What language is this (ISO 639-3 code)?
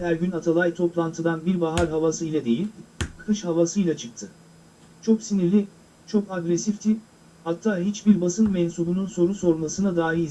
tur